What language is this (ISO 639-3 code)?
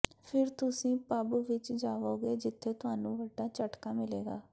pan